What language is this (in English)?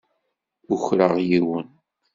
Kabyle